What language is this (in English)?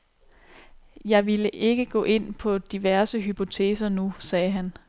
Danish